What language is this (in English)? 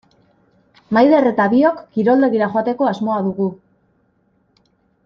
Basque